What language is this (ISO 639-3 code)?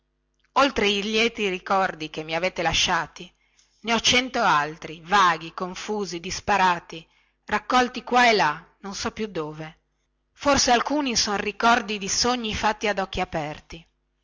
ita